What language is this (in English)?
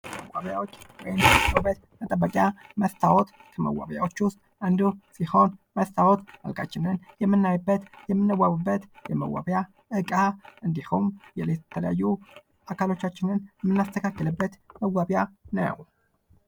Amharic